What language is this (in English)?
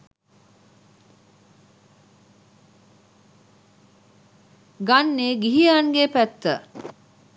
Sinhala